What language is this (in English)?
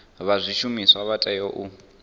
Venda